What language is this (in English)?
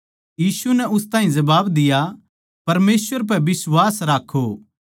Haryanvi